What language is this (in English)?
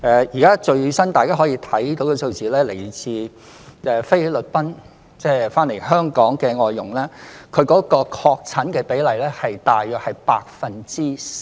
Cantonese